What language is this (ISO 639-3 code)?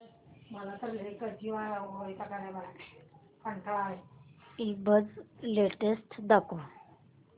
mar